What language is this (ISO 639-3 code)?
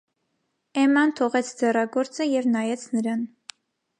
hye